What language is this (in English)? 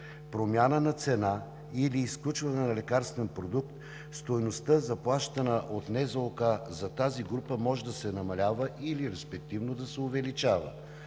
Bulgarian